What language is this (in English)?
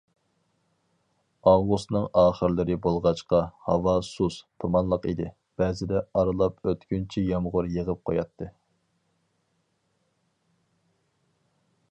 Uyghur